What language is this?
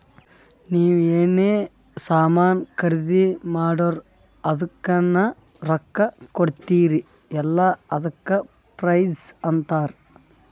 Kannada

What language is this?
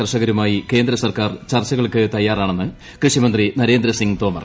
Malayalam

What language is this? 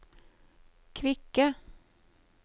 Norwegian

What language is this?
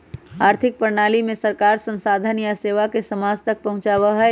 Magahi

